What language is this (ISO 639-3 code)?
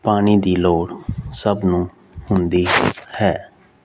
pan